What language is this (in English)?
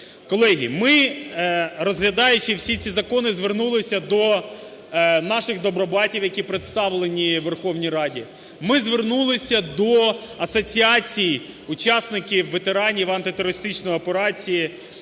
Ukrainian